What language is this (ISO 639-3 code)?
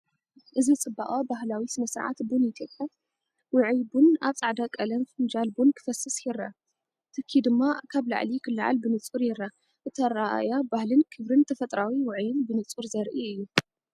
tir